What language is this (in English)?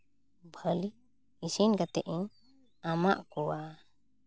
Santali